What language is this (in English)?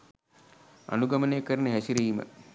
Sinhala